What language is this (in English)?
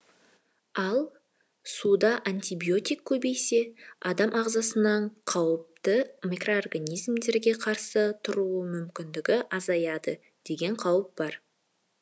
Kazakh